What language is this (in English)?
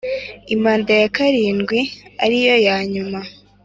Kinyarwanda